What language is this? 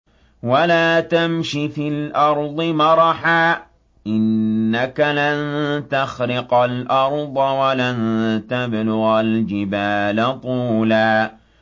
Arabic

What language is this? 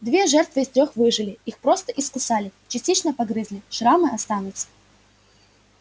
Russian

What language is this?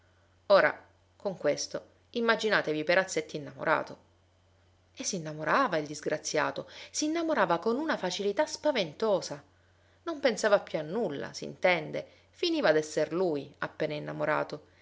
Italian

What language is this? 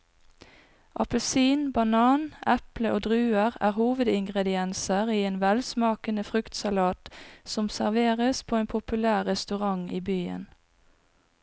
Norwegian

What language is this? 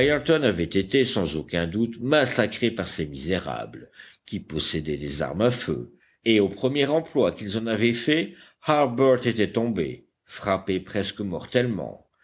French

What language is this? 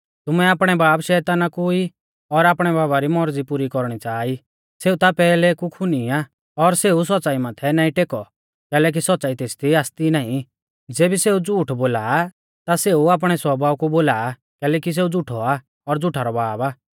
Mahasu Pahari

